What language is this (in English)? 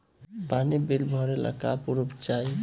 Bhojpuri